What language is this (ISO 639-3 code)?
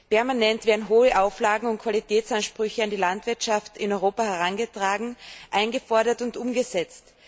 deu